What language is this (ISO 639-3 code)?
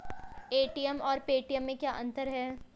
hin